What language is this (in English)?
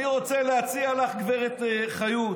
Hebrew